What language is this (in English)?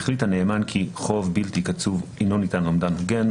Hebrew